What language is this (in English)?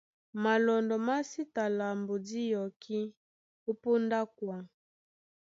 Duala